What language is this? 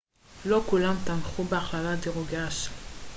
Hebrew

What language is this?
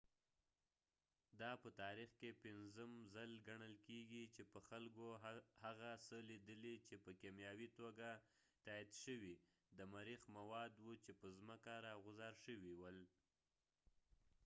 Pashto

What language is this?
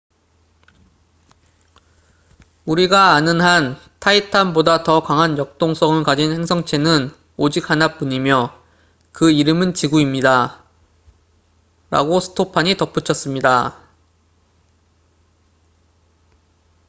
Korean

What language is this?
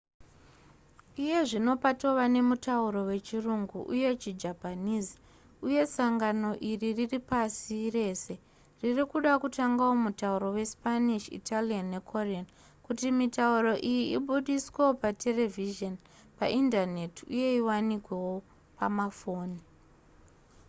Shona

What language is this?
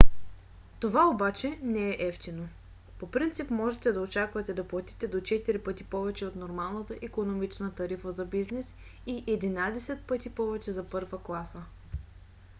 Bulgarian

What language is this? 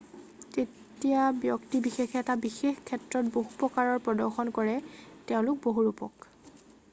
Assamese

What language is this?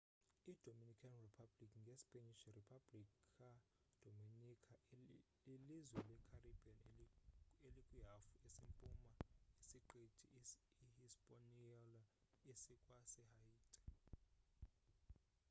Xhosa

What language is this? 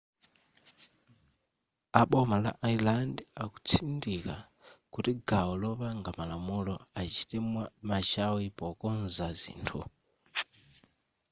Nyanja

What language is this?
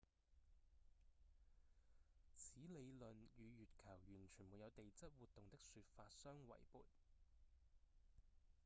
Cantonese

